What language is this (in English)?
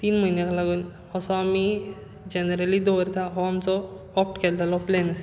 Konkani